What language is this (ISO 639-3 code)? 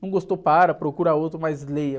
por